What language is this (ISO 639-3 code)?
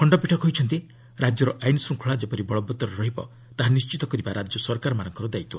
ori